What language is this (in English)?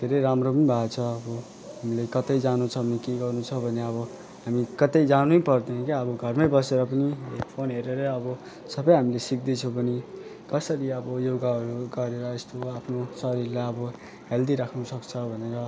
Nepali